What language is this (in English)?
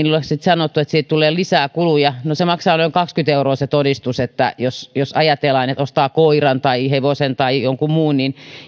Finnish